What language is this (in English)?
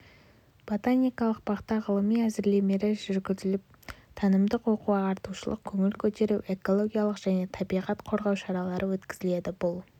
Kazakh